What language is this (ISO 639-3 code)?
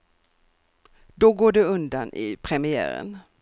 swe